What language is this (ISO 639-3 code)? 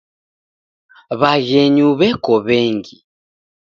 dav